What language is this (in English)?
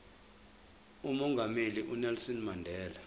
Zulu